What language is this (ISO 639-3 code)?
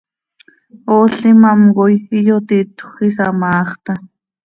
sei